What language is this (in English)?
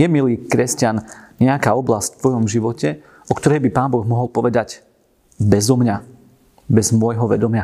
Slovak